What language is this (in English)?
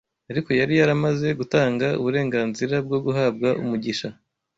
Kinyarwanda